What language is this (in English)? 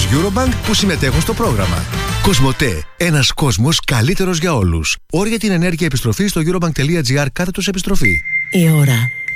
Greek